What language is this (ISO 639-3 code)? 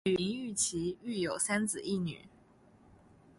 zho